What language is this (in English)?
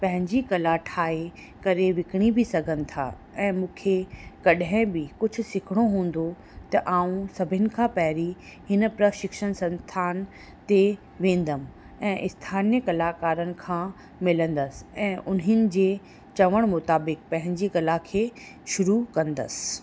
Sindhi